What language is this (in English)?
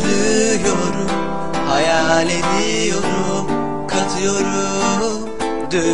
Turkish